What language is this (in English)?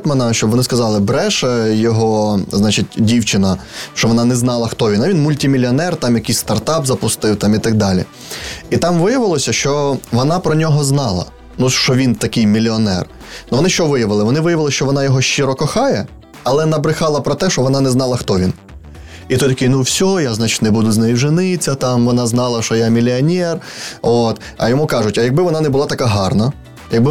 Ukrainian